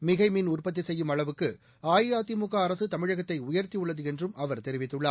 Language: Tamil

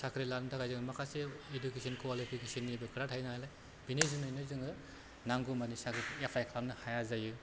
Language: Bodo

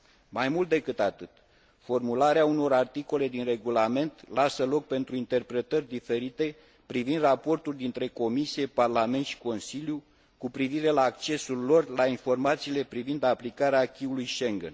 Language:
Romanian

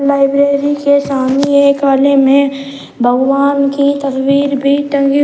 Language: Hindi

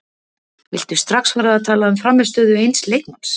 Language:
Icelandic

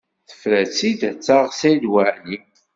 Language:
Kabyle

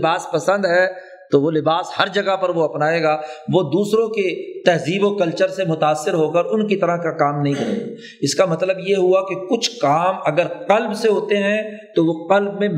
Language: Urdu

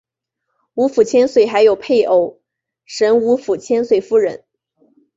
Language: Chinese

